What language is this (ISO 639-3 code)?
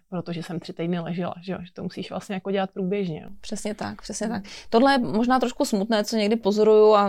ces